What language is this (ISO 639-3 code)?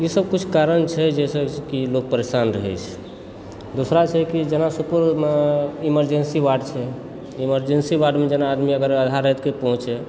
mai